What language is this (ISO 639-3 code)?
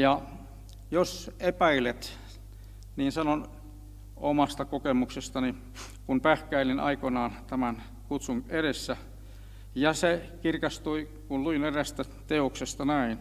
fin